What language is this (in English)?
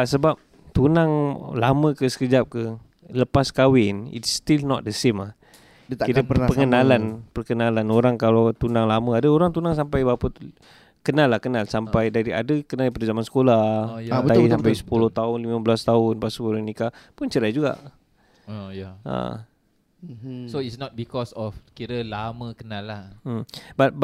Malay